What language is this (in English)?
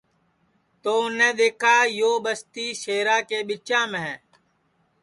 Sansi